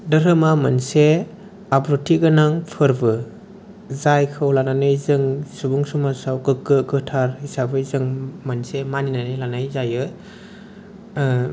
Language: Bodo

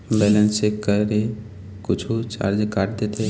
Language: Chhattisgarhi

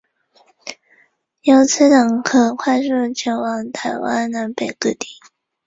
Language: Chinese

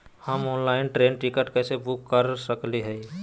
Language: Magahi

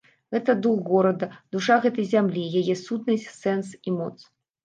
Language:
Belarusian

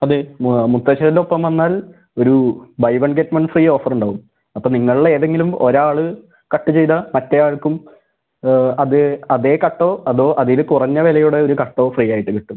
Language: Malayalam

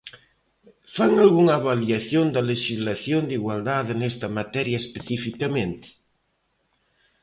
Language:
Galician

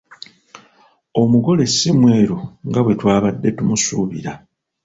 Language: Ganda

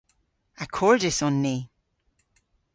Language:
Cornish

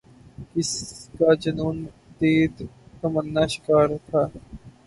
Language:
Urdu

